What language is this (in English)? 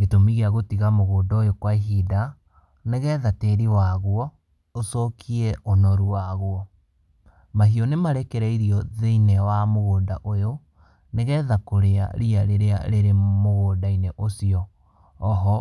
Kikuyu